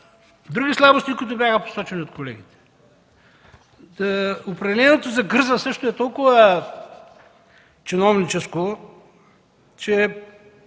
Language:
Bulgarian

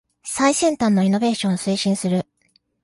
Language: Japanese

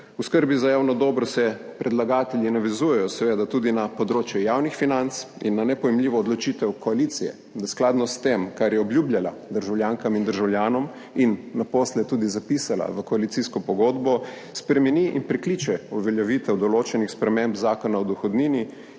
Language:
Slovenian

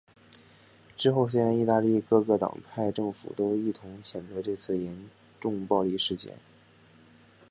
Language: Chinese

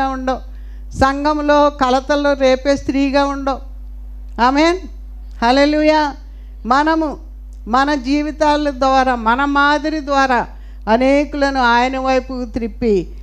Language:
Telugu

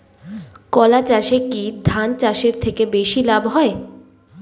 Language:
Bangla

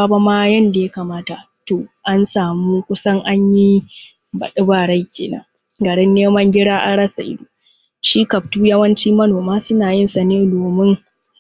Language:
Hausa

